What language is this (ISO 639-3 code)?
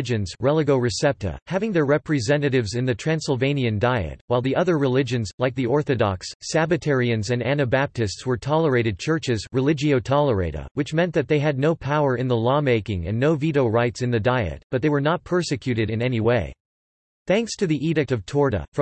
eng